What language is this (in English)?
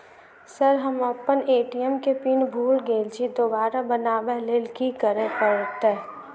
Maithili